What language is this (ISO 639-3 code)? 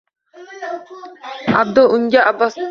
uzb